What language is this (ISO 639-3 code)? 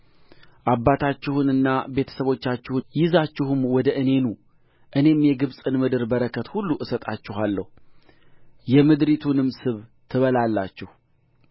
amh